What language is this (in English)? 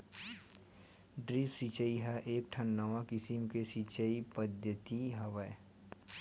Chhattisgarhi